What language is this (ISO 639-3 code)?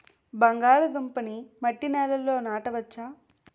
tel